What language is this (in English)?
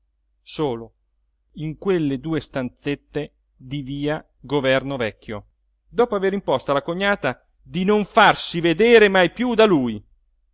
Italian